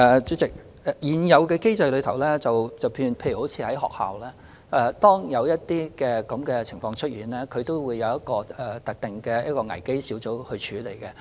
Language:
Cantonese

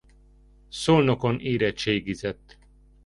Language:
Hungarian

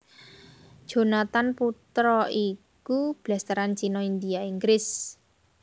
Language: Javanese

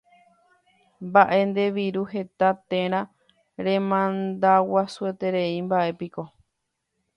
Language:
Guarani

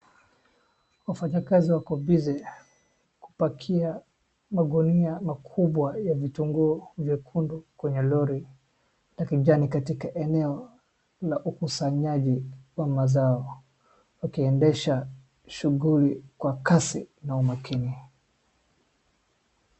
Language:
Swahili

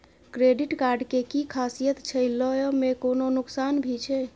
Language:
Maithili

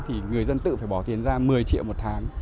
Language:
Vietnamese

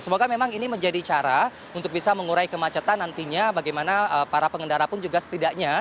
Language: Indonesian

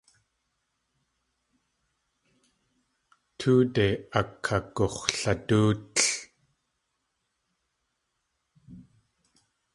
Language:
Tlingit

